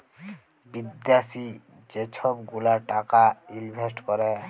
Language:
Bangla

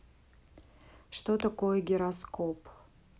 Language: Russian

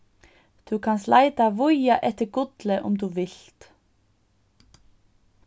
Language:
Faroese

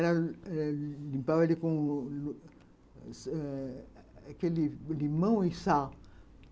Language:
Portuguese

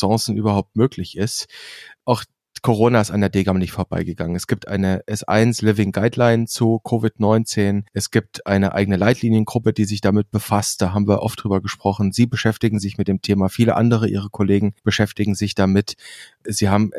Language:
German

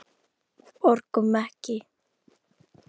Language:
Icelandic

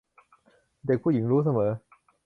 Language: Thai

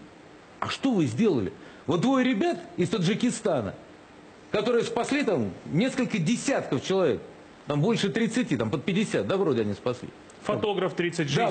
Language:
Russian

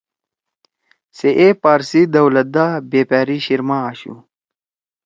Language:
Torwali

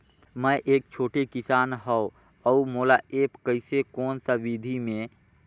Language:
Chhattisgarhi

